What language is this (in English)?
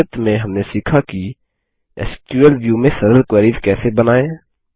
Hindi